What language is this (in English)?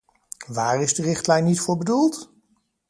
Dutch